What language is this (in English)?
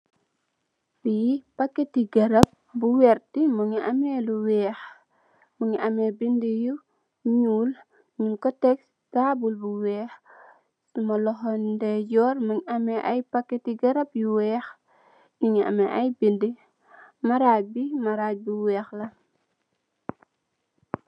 Wolof